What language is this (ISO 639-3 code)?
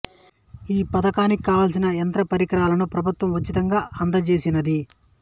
tel